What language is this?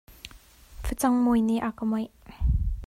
Hakha Chin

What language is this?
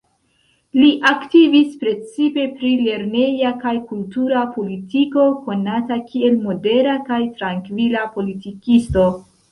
Esperanto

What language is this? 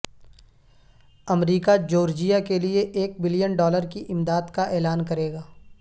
Urdu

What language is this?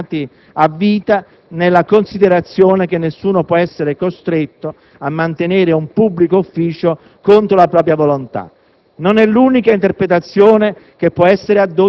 Italian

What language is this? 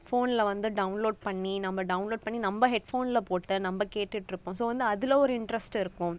Tamil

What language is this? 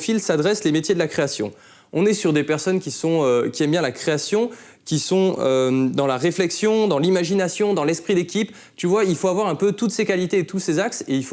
French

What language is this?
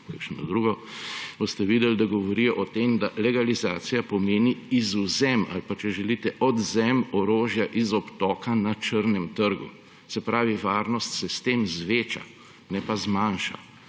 Slovenian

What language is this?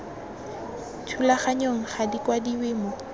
Tswana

